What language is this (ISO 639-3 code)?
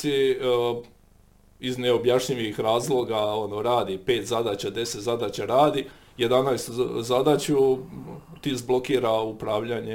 hrv